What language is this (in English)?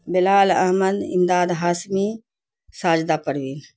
Urdu